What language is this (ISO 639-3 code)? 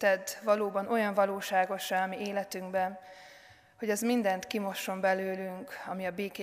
hun